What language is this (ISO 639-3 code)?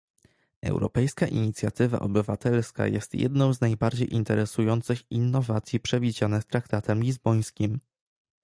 pol